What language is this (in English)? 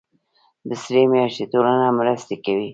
Pashto